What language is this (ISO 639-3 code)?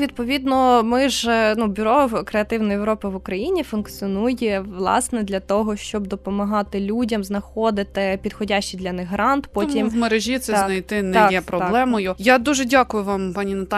ukr